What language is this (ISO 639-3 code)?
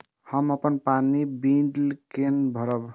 mai